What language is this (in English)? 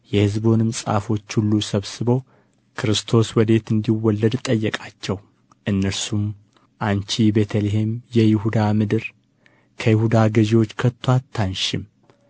Amharic